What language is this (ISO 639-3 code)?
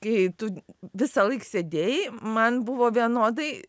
lit